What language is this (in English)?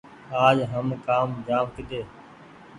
Goaria